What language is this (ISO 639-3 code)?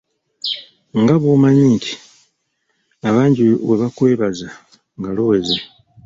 lug